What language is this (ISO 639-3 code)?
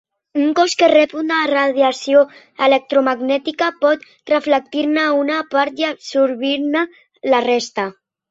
cat